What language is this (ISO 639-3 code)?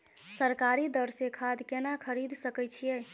mai